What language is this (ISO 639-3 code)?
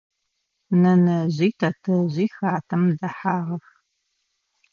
ady